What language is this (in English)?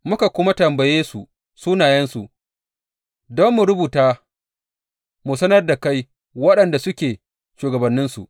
Hausa